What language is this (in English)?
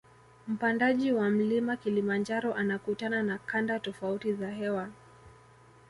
Swahili